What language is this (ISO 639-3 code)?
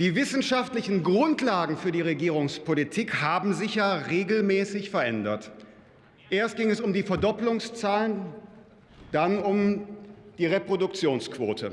deu